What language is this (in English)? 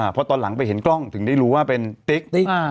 Thai